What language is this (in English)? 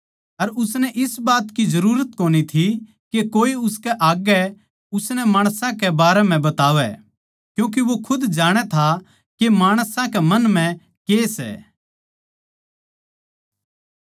Haryanvi